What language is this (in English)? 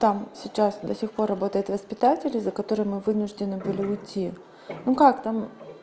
Russian